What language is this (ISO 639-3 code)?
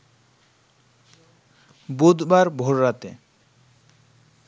ben